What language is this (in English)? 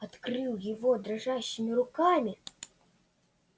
Russian